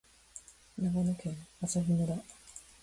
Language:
Japanese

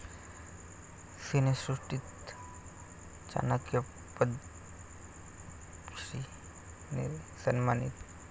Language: Marathi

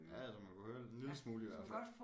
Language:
Danish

